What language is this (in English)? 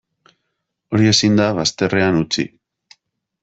Basque